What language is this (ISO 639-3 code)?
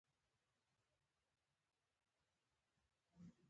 pus